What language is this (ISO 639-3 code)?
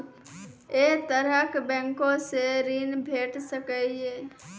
mai